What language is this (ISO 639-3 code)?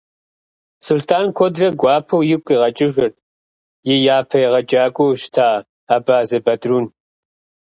kbd